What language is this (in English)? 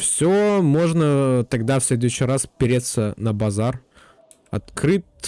Russian